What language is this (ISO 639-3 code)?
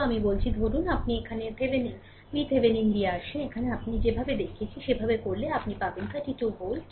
ben